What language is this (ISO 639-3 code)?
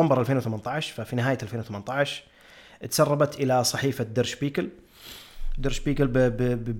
ara